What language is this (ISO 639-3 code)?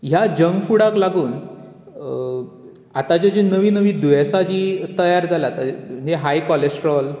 kok